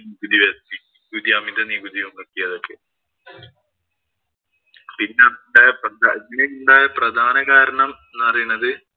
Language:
Malayalam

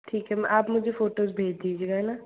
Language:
Hindi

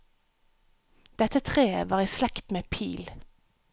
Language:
Norwegian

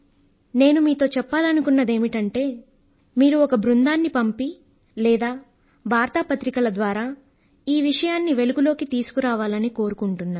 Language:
Telugu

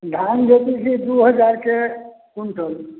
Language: Maithili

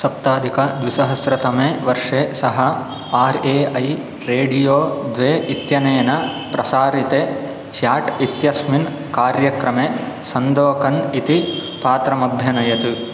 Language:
Sanskrit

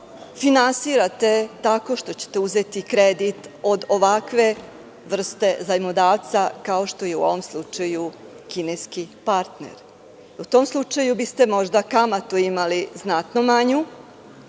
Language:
Serbian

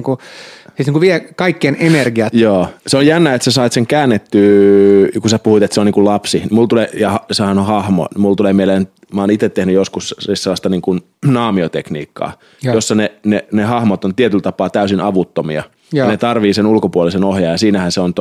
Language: Finnish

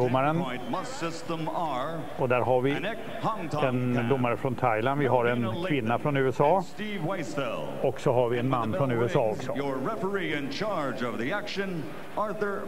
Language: Swedish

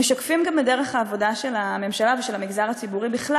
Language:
Hebrew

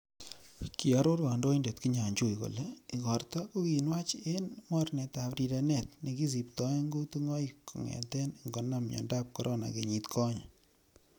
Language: Kalenjin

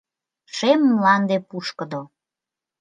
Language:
Mari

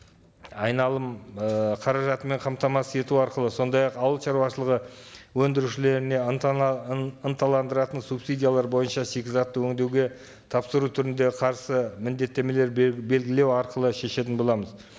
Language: Kazakh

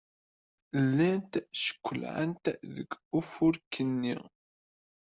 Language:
Kabyle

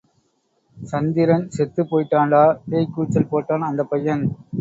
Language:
Tamil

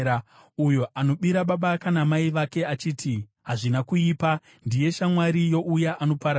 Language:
Shona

